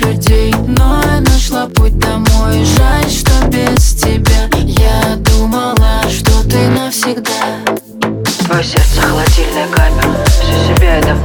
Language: Russian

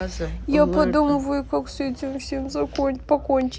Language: Russian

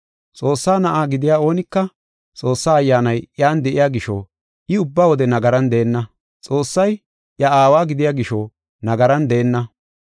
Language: Gofa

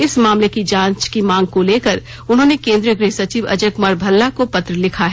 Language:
Hindi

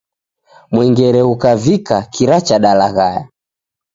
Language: Taita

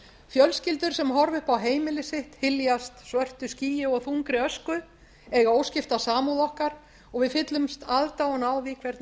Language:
Icelandic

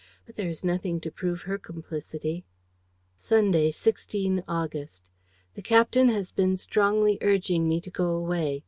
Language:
English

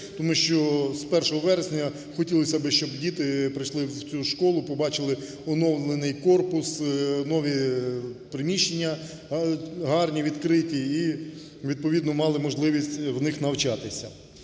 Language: Ukrainian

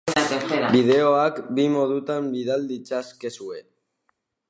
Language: Basque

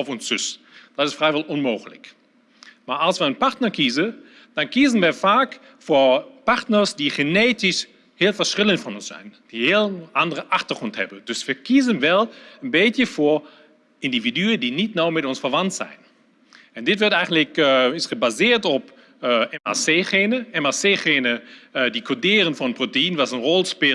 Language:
Dutch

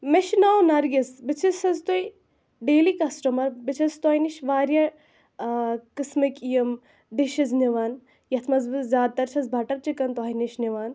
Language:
Kashmiri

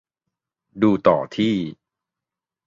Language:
Thai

